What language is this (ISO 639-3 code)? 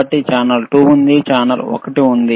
tel